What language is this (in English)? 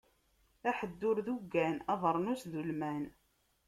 Kabyle